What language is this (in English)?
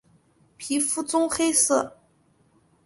Chinese